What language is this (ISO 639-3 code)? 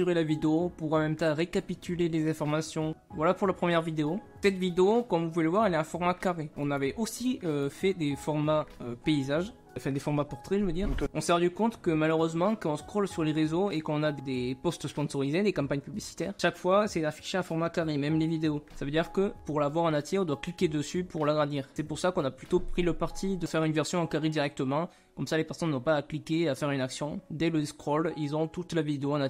fra